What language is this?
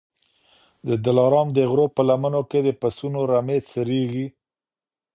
Pashto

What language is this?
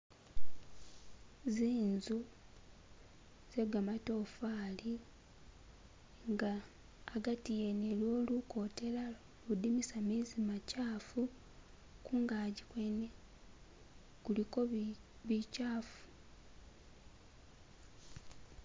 Masaaba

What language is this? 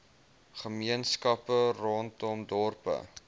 Afrikaans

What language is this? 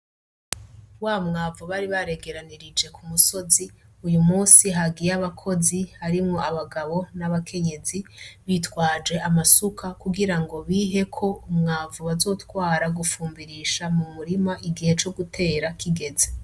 Rundi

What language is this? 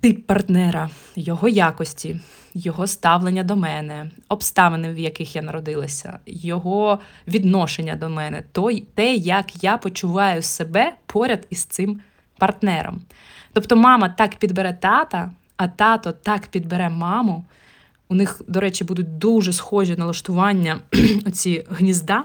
Ukrainian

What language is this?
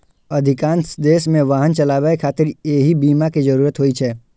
Maithili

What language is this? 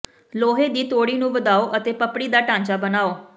Punjabi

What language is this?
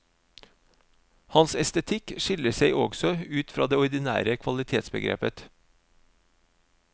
Norwegian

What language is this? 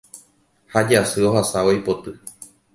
Guarani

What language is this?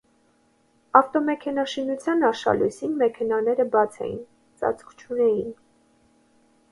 Armenian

